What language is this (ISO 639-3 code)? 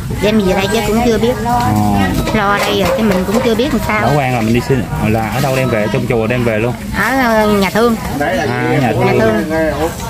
vie